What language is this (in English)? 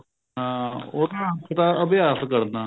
Punjabi